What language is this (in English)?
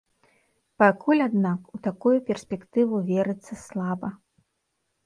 Belarusian